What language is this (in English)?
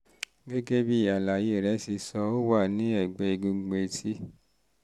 Yoruba